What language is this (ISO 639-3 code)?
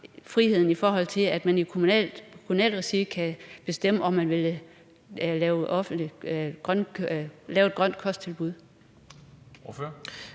dan